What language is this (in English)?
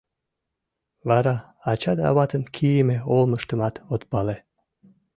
Mari